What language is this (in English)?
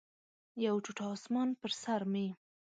Pashto